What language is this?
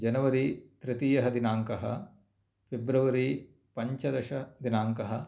Sanskrit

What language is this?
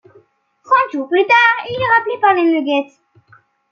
French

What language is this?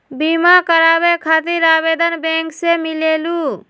Magahi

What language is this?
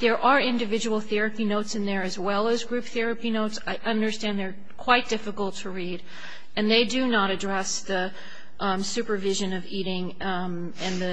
English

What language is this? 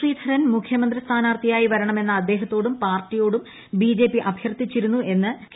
Malayalam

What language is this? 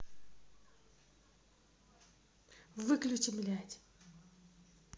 Russian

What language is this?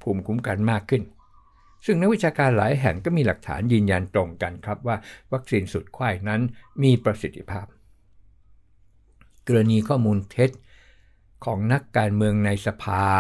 Thai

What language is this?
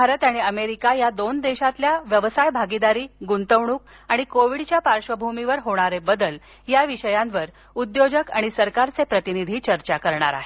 Marathi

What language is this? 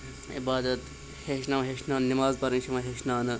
Kashmiri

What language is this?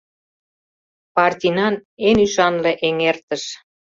Mari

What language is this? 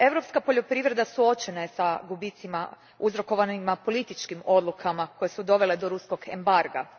Croatian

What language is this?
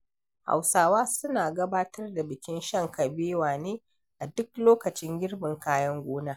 Hausa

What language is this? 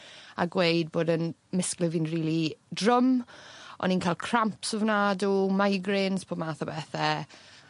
Welsh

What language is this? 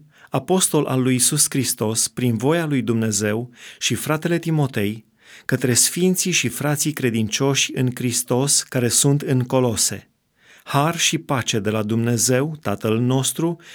Romanian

